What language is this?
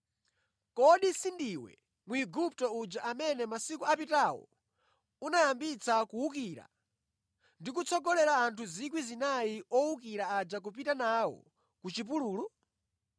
Nyanja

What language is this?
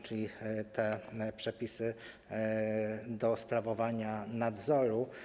Polish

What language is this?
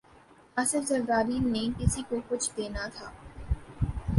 Urdu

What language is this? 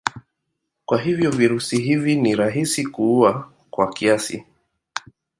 Swahili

